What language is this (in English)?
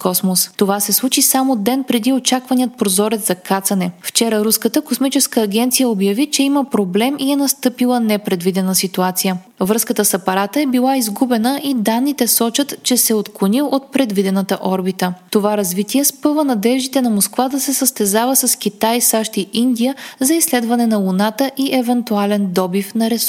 Bulgarian